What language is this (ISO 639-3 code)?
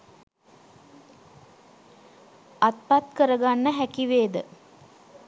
sin